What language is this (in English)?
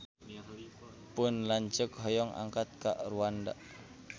Sundanese